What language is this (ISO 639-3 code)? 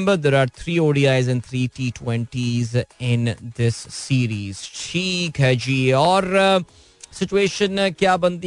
hin